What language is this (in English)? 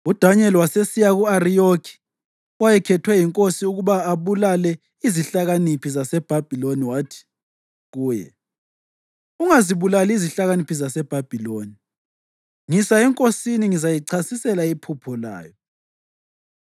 North Ndebele